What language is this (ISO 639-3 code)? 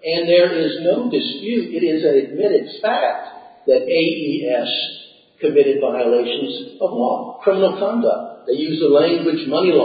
eng